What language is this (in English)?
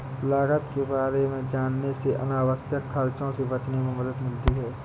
Hindi